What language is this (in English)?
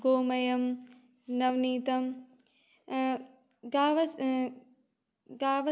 Sanskrit